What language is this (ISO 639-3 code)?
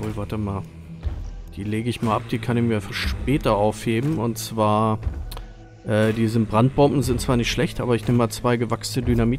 deu